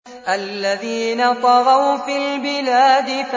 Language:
Arabic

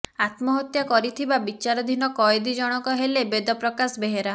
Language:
Odia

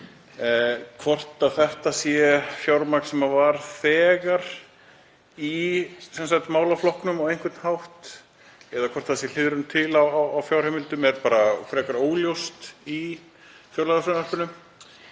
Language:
Icelandic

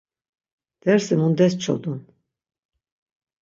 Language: Laz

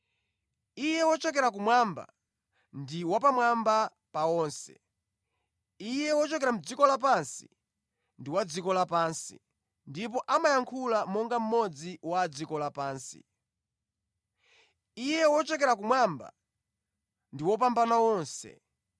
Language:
Nyanja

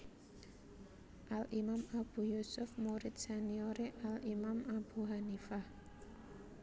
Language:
Javanese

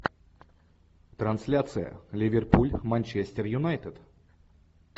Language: Russian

